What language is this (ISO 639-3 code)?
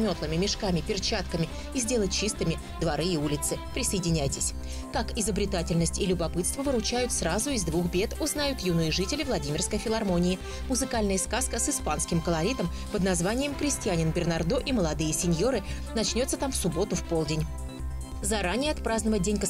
rus